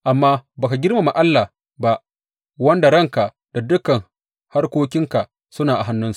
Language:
Hausa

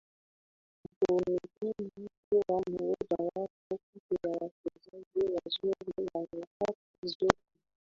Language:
Swahili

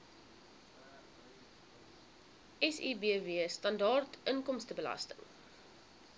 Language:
Afrikaans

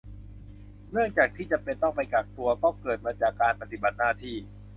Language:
Thai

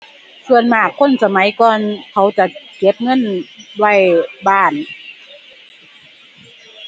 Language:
Thai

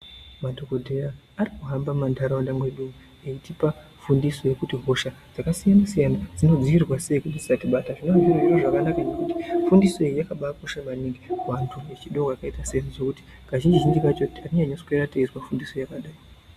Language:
Ndau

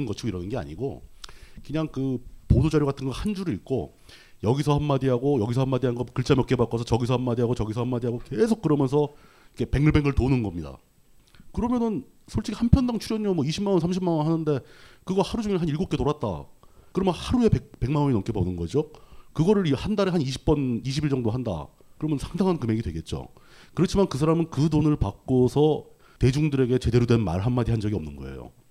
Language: Korean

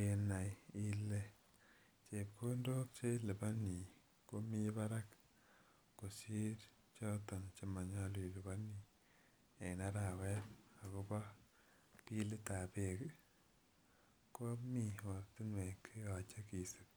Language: Kalenjin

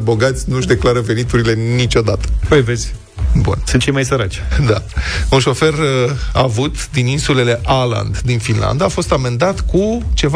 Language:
Romanian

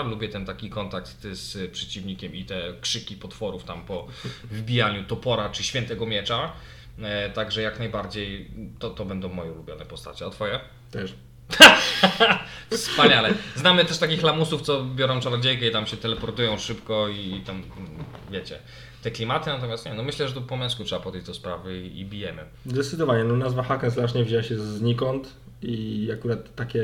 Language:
Polish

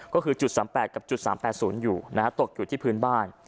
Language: Thai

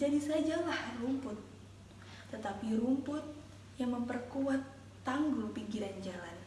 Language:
Indonesian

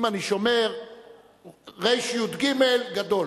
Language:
Hebrew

